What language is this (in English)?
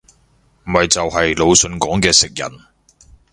Cantonese